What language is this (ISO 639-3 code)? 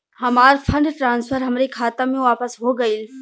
bho